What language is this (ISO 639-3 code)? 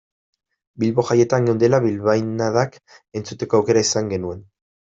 eus